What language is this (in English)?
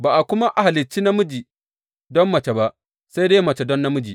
Hausa